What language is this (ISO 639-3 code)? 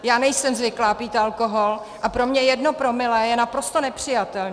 ces